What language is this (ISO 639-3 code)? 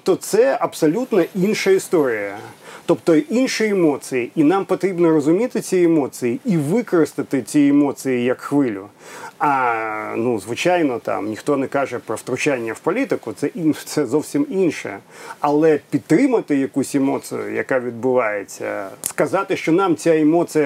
ukr